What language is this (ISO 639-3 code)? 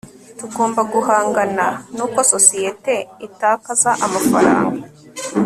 kin